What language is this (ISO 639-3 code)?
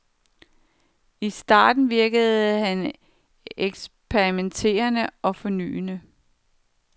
dan